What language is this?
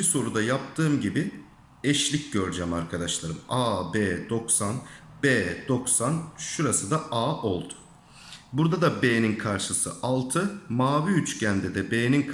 Turkish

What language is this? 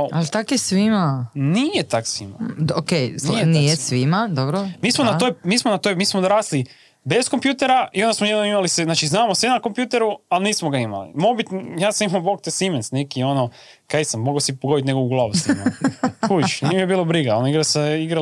Croatian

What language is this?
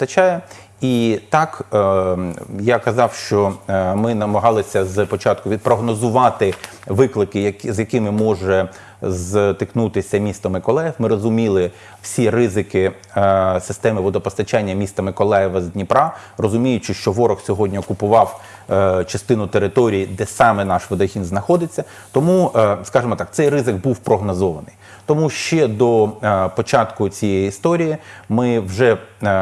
Ukrainian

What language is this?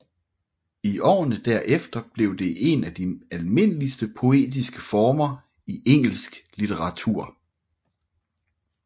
Danish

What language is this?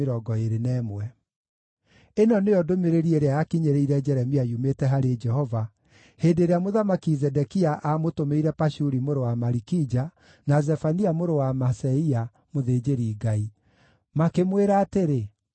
Kikuyu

